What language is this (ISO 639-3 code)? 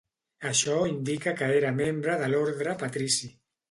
cat